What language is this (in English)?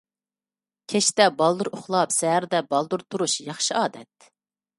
Uyghur